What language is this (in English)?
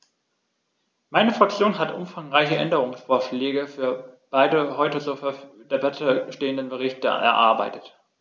German